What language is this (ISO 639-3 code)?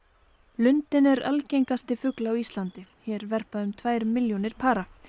isl